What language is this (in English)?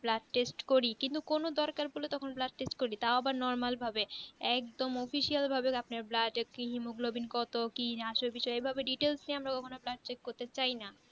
Bangla